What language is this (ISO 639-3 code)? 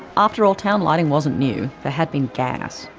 eng